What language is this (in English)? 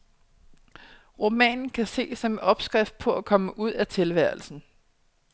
Danish